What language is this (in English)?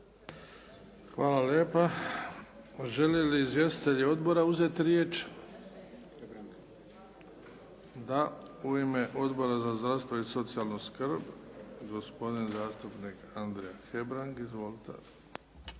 Croatian